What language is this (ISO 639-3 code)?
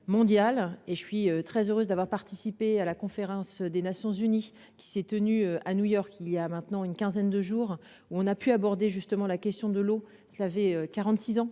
fra